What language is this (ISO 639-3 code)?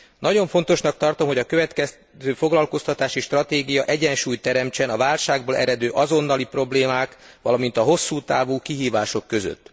hun